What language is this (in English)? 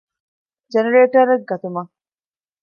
Divehi